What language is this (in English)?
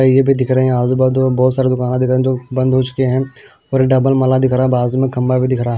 Hindi